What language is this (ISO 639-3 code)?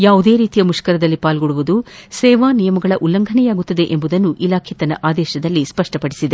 kan